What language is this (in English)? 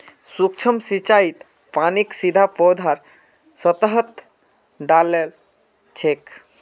Magahi